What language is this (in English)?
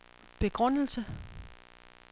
Danish